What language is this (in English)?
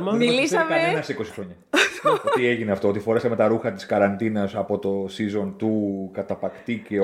Greek